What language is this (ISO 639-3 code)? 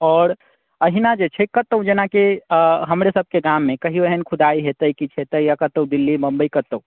mai